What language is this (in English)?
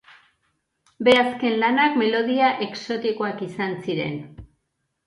Basque